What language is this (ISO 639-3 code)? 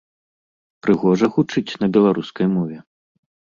bel